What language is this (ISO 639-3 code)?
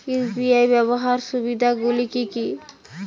ben